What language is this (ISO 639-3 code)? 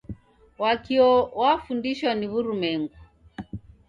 dav